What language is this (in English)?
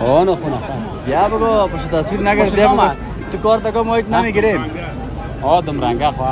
Turkish